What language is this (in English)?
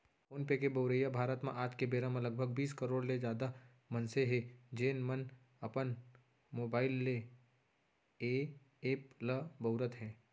Chhattisgarhi